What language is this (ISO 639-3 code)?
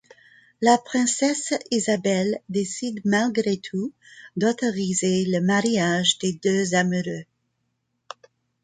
fra